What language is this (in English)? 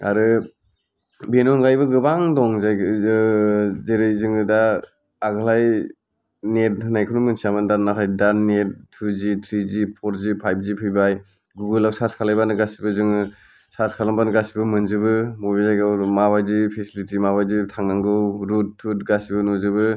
Bodo